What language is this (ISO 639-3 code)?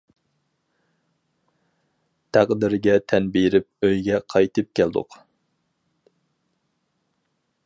uig